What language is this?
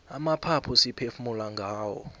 South Ndebele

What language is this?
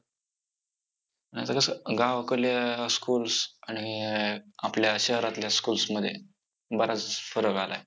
Marathi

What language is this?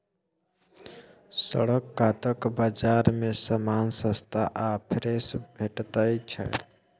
Maithili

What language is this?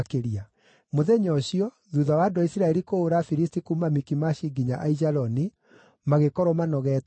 Kikuyu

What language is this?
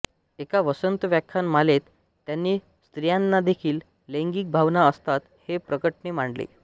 Marathi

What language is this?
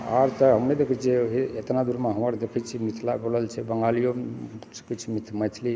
Maithili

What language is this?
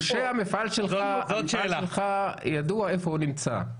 Hebrew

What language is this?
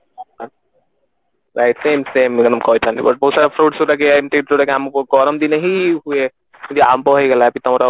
Odia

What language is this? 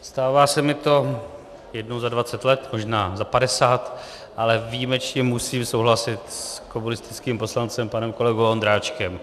Czech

